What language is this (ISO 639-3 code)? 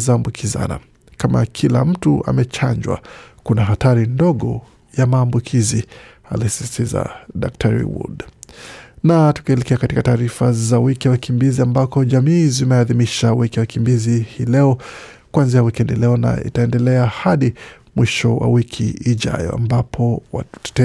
swa